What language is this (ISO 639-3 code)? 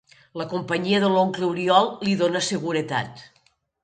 cat